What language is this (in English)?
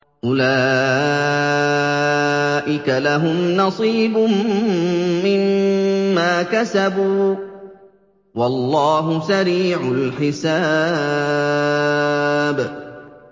Arabic